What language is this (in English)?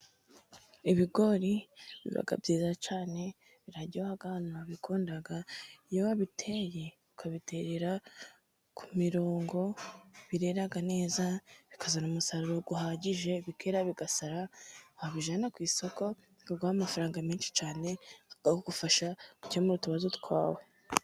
Kinyarwanda